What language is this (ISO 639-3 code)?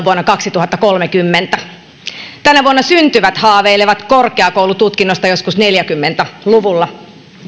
fin